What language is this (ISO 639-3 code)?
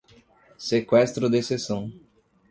por